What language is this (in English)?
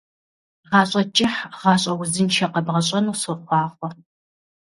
Kabardian